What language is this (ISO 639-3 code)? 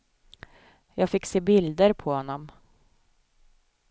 swe